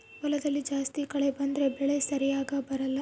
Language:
Kannada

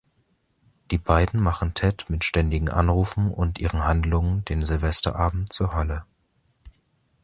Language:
German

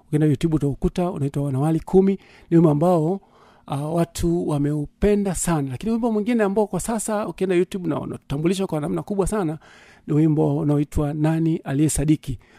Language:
Swahili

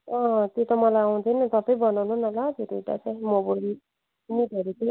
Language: Nepali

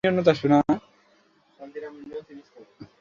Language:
Bangla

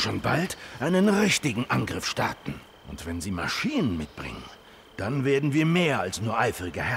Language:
German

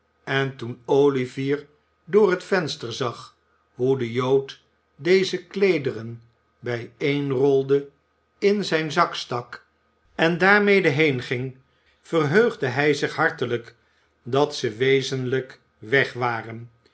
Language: Dutch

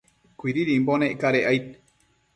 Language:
Matsés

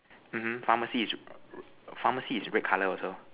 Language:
English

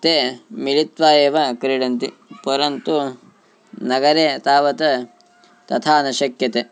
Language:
Sanskrit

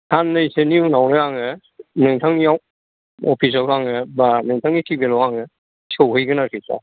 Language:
Bodo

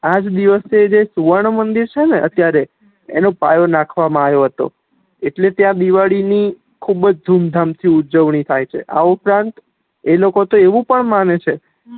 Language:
Gujarati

